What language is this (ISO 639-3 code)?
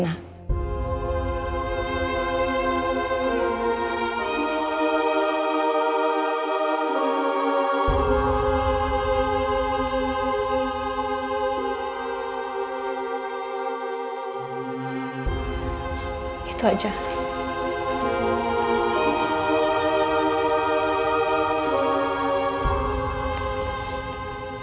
ind